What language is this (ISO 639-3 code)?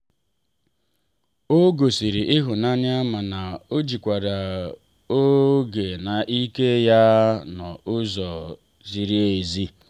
ibo